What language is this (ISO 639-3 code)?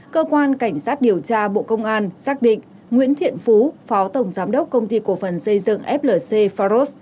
vie